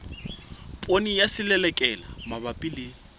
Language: Southern Sotho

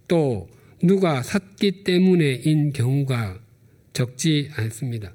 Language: Korean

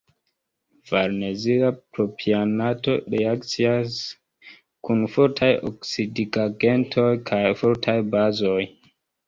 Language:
Esperanto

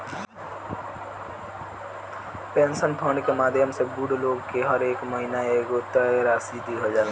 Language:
Bhojpuri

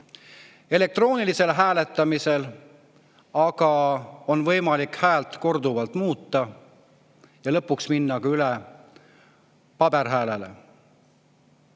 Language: Estonian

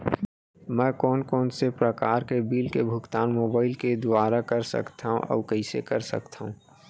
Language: Chhattisgarhi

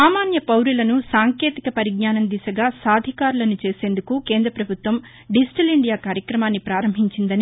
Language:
Telugu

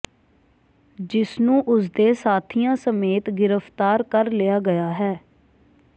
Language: Punjabi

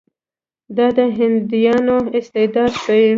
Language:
Pashto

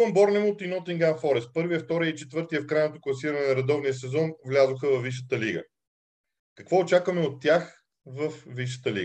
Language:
Bulgarian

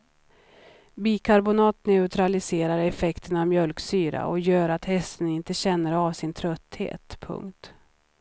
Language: Swedish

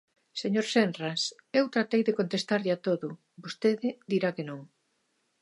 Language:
Galician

